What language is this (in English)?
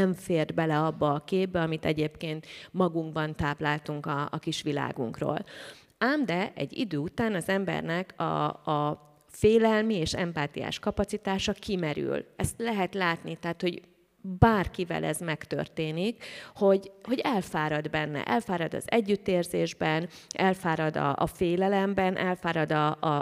Hungarian